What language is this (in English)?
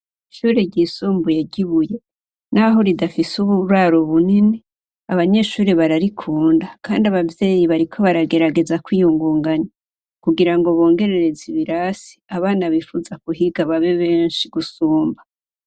Rundi